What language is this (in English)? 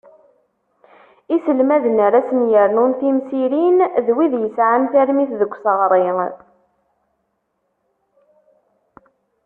Kabyle